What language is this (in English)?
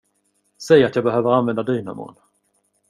Swedish